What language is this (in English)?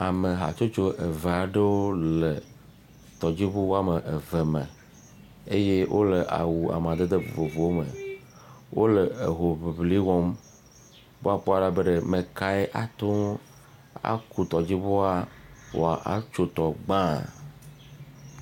Ewe